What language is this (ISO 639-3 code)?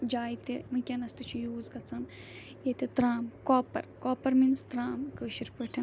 kas